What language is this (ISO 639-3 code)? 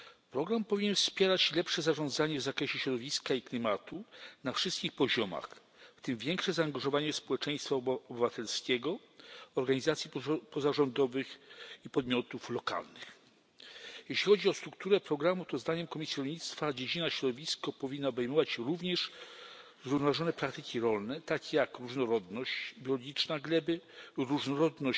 pol